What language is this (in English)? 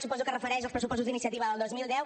Catalan